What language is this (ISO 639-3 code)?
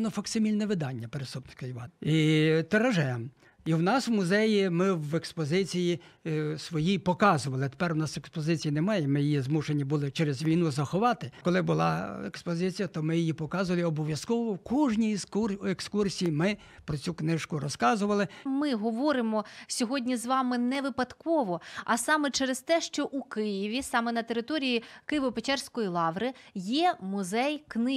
ukr